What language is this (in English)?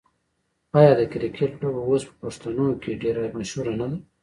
Pashto